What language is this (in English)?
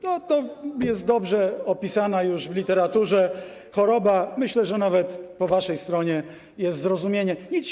Polish